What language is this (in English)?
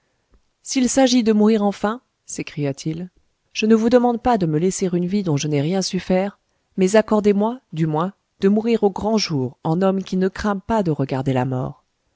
French